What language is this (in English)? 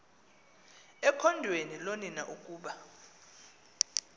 Xhosa